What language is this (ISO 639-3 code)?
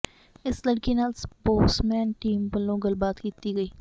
pan